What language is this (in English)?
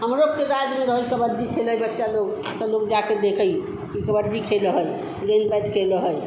Hindi